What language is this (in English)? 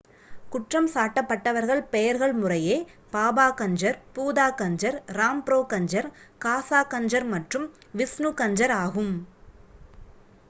Tamil